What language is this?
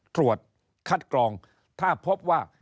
Thai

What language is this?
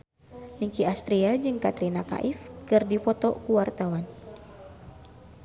Sundanese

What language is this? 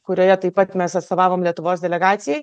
Lithuanian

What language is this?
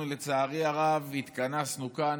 Hebrew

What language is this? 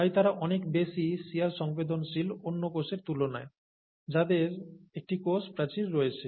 Bangla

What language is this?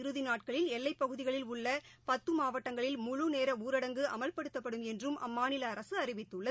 Tamil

